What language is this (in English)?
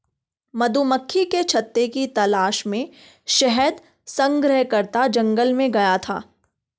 Hindi